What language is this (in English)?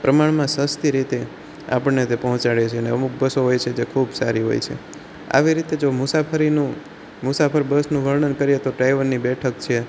Gujarati